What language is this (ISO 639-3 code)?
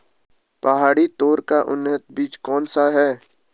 hin